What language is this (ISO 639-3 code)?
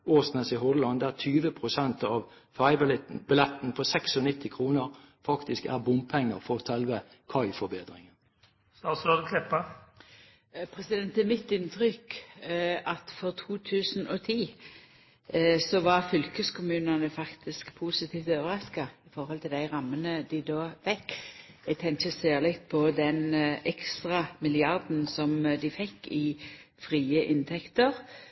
nor